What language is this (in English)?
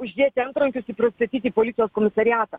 Lithuanian